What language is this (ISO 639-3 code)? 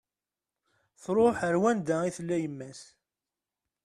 kab